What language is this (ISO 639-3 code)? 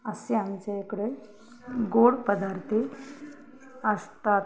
mar